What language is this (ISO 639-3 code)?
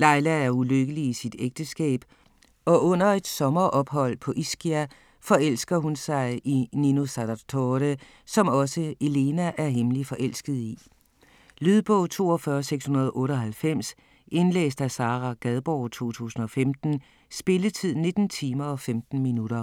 dan